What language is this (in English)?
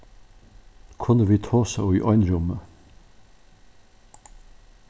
Faroese